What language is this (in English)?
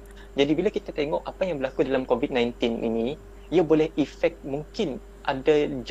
Malay